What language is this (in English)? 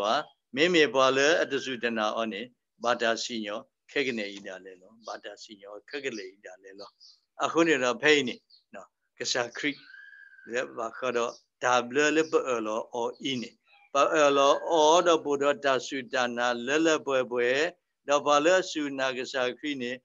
Thai